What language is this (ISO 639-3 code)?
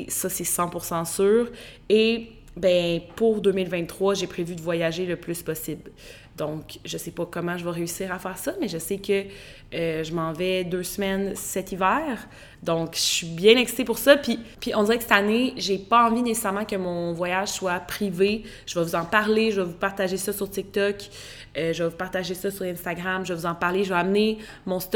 fra